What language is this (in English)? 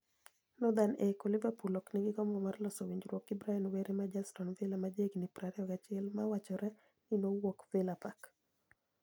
Luo (Kenya and Tanzania)